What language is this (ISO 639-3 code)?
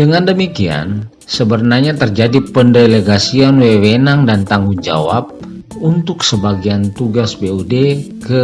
ind